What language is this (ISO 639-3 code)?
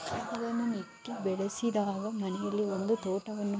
kan